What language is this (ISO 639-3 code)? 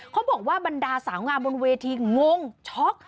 tha